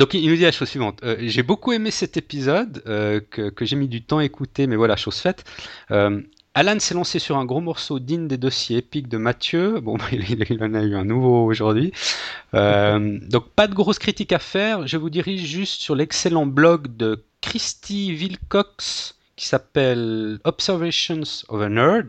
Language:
French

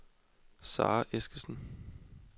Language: Danish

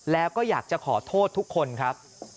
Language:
Thai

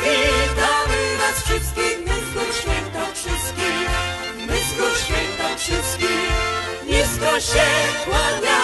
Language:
Polish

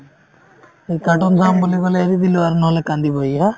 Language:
Assamese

